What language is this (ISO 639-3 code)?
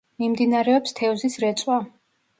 kat